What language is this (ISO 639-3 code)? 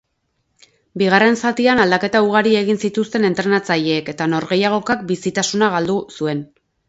eus